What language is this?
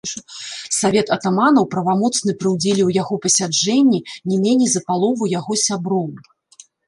Belarusian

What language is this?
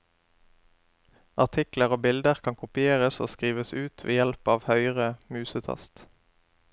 Norwegian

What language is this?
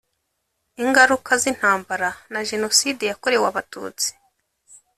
Kinyarwanda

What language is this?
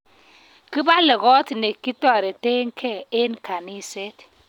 Kalenjin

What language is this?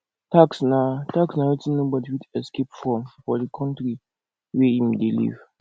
Nigerian Pidgin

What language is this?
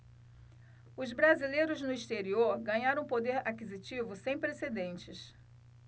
Portuguese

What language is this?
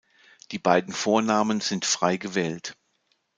German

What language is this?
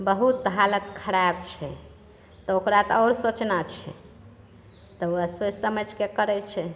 Maithili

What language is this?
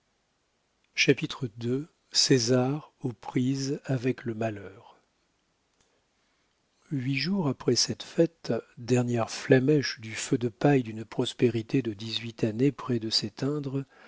French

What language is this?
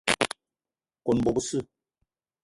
Eton (Cameroon)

